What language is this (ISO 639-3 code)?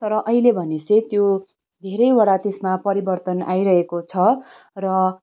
nep